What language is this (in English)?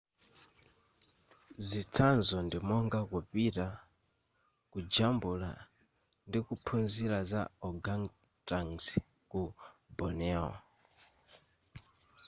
Nyanja